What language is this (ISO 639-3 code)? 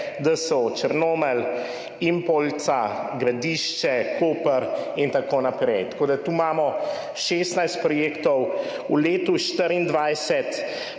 slv